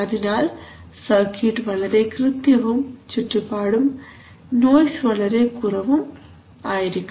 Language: Malayalam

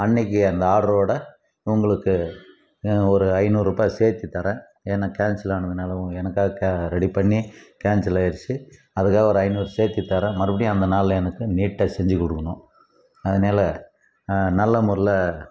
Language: Tamil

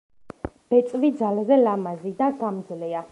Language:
Georgian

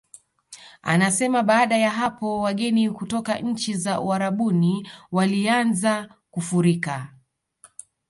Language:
Swahili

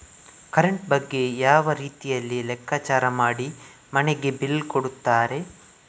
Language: Kannada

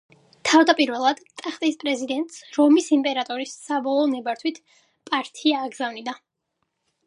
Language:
Georgian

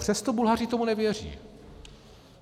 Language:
Czech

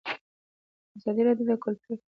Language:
Pashto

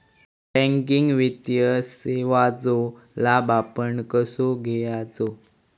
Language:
Marathi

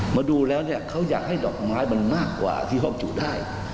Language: Thai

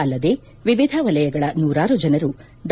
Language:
Kannada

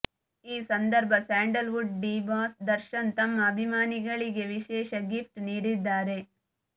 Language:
Kannada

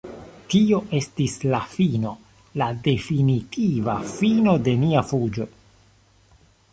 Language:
Esperanto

